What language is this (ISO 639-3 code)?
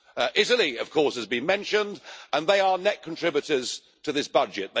eng